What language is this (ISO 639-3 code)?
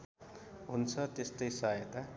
nep